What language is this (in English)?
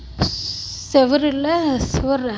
Tamil